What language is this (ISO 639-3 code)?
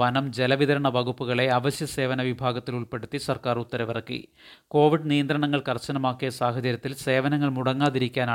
mal